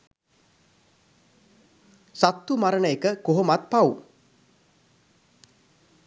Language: Sinhala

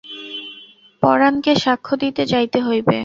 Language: Bangla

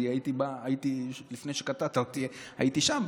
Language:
Hebrew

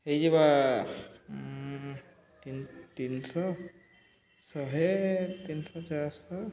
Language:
Odia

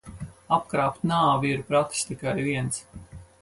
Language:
Latvian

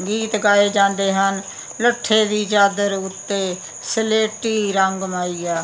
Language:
Punjabi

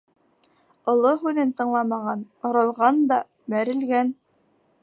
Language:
Bashkir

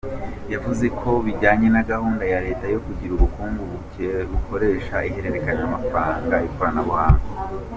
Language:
Kinyarwanda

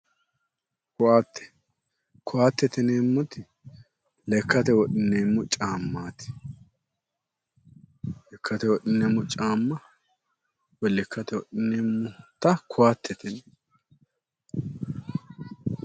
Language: Sidamo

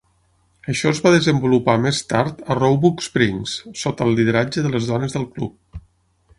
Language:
Catalan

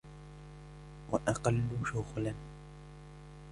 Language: Arabic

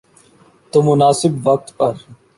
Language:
Urdu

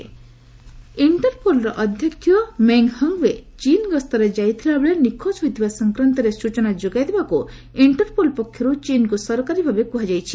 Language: Odia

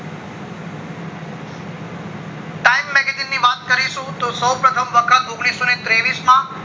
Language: Gujarati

